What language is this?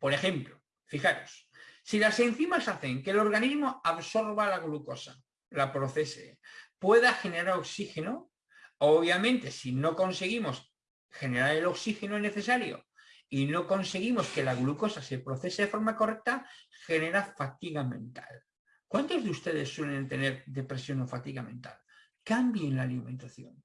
Spanish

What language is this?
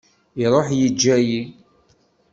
Kabyle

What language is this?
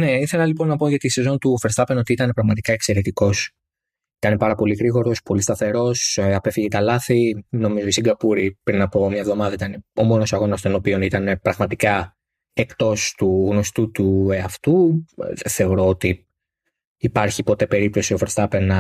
Greek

